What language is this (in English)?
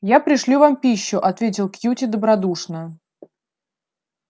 Russian